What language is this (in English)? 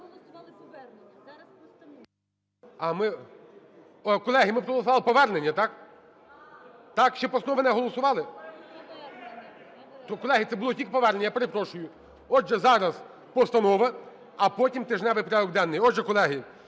Ukrainian